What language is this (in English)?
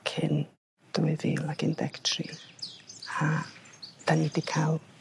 Welsh